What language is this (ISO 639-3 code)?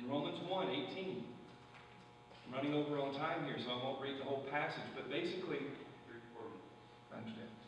eng